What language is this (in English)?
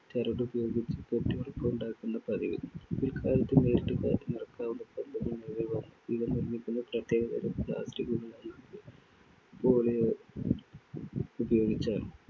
Malayalam